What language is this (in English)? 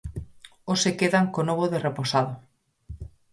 Galician